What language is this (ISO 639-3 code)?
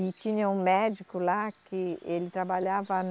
por